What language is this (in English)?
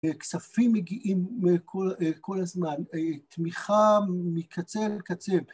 Hebrew